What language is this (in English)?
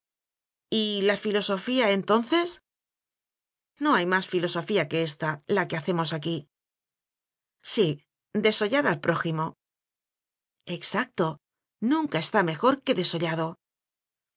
Spanish